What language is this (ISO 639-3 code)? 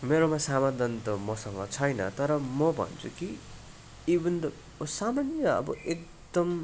nep